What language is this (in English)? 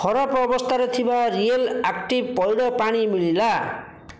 Odia